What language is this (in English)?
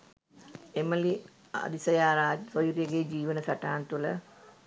Sinhala